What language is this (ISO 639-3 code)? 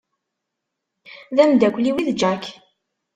kab